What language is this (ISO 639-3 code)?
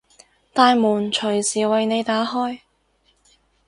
yue